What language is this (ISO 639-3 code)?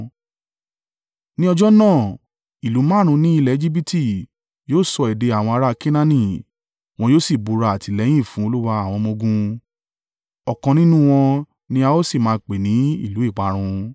yor